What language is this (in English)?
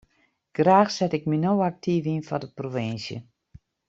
Western Frisian